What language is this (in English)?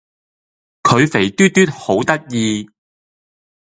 Cantonese